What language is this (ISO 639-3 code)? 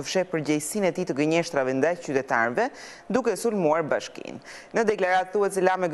ron